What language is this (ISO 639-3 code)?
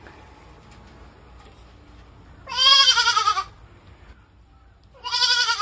jpn